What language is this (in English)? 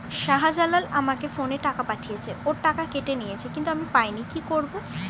Bangla